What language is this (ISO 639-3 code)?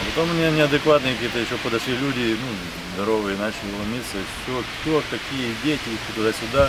rus